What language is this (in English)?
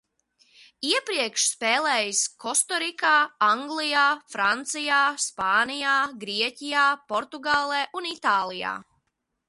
Latvian